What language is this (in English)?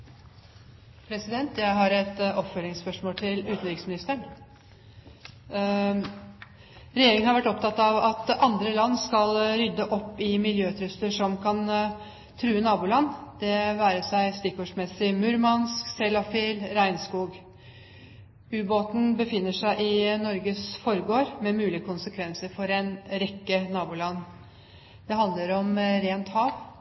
Norwegian Bokmål